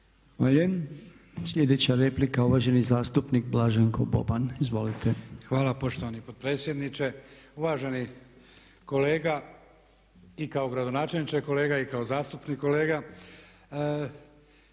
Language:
Croatian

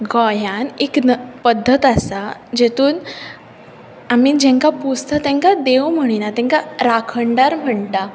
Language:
Konkani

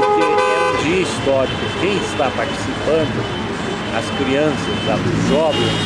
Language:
Portuguese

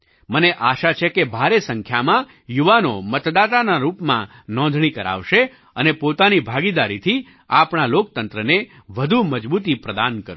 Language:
Gujarati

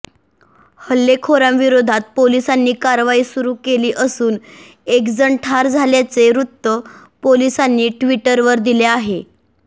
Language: Marathi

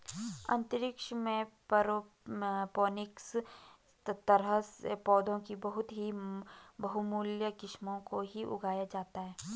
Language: Hindi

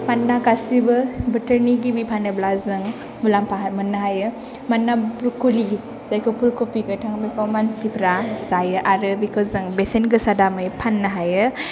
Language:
Bodo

